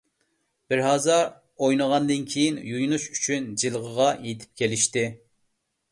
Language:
Uyghur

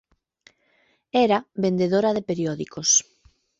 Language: Galician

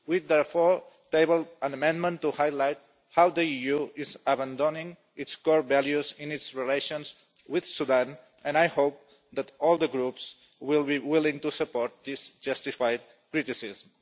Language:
English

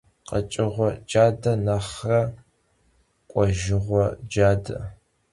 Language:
Kabardian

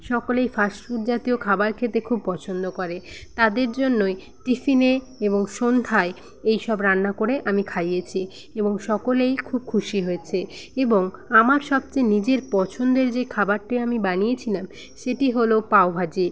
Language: Bangla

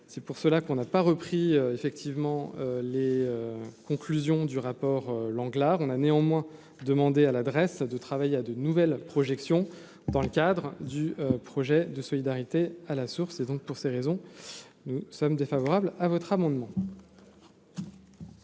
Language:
French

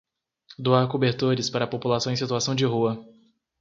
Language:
Portuguese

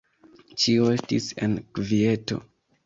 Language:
Esperanto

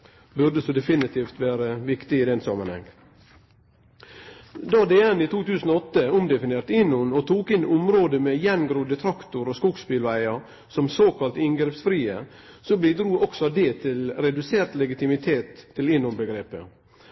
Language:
Norwegian Nynorsk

